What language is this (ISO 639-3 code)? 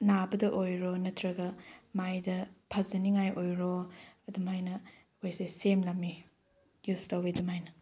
mni